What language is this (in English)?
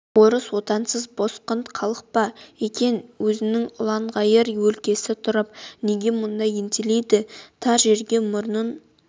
Kazakh